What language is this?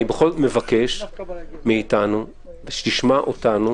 Hebrew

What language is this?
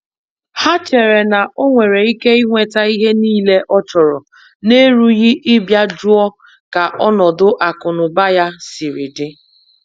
Igbo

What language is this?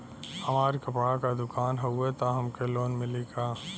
Bhojpuri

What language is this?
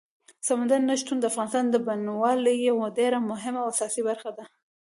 Pashto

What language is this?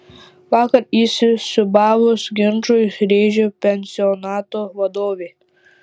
Lithuanian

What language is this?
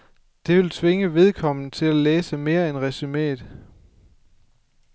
Danish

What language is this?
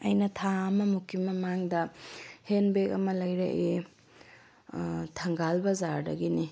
Manipuri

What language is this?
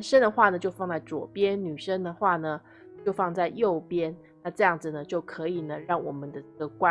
Chinese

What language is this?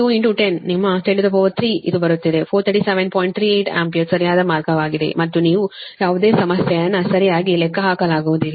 Kannada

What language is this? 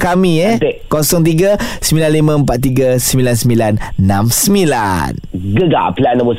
Malay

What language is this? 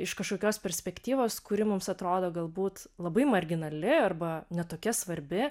Lithuanian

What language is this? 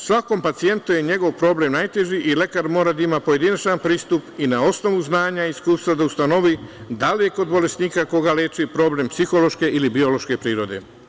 Serbian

